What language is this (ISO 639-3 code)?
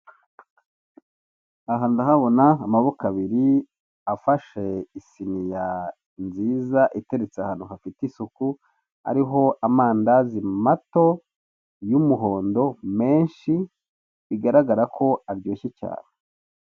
kin